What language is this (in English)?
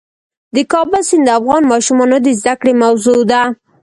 Pashto